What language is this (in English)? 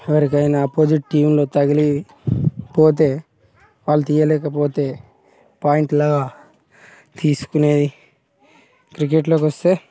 Telugu